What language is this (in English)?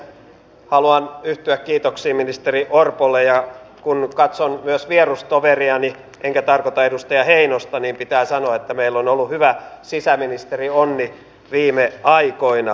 Finnish